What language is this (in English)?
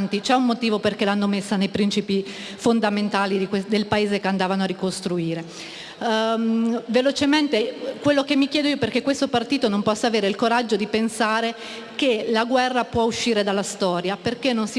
Italian